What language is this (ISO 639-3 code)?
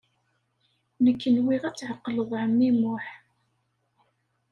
kab